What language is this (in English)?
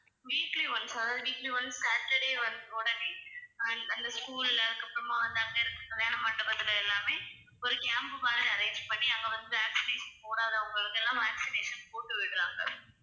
Tamil